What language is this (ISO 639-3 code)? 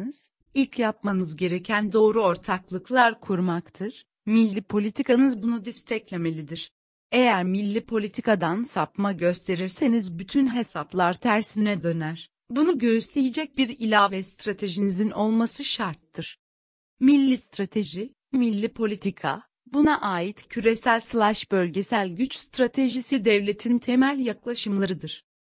tur